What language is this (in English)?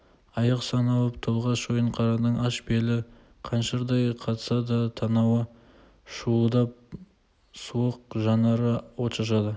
Kazakh